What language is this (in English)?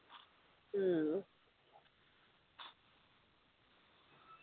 Malayalam